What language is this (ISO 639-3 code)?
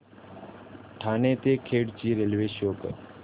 mar